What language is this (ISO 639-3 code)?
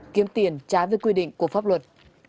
vie